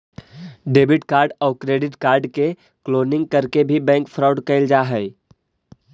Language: Magahi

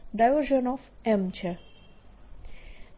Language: Gujarati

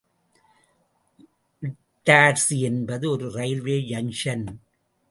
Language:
Tamil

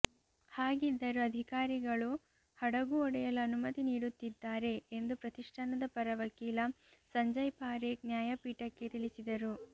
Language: Kannada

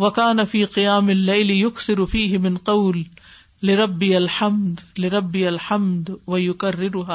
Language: Urdu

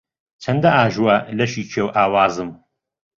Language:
Central Kurdish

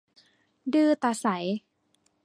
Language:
Thai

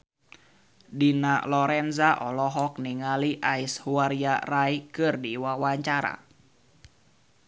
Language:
Sundanese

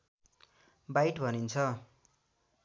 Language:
Nepali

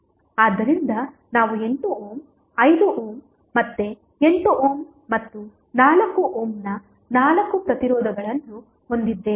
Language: Kannada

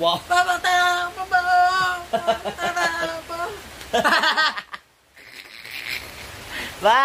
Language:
Filipino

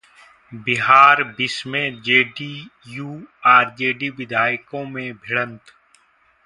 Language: Hindi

